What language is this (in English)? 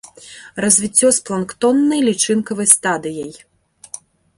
Belarusian